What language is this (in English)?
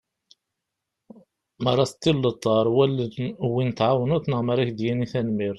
Kabyle